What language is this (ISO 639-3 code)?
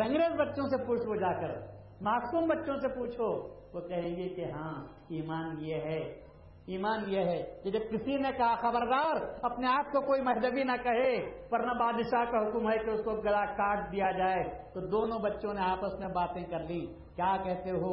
urd